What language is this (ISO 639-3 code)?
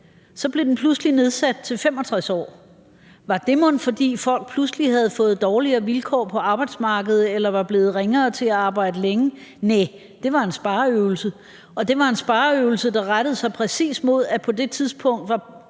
dan